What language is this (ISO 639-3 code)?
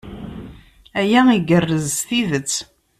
kab